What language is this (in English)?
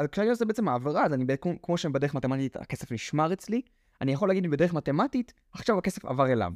Hebrew